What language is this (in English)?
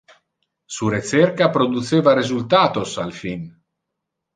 Interlingua